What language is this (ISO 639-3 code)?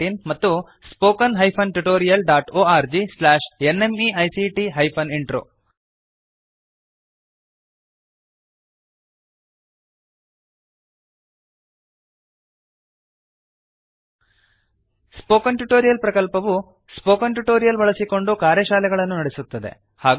kan